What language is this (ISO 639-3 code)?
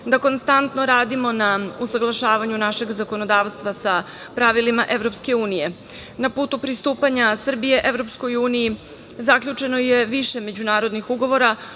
srp